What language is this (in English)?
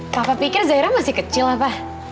Indonesian